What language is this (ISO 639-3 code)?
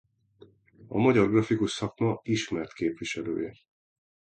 hun